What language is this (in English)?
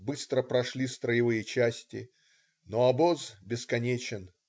Russian